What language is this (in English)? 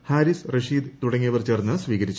Malayalam